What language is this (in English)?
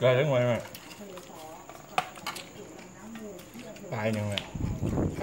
Thai